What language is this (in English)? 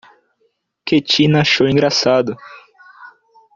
Portuguese